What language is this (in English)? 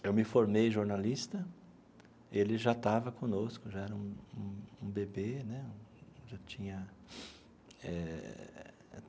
Portuguese